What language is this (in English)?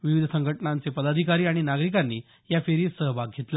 Marathi